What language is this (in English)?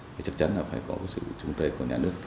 Vietnamese